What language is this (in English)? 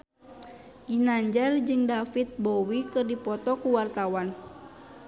Sundanese